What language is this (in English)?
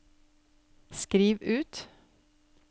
Norwegian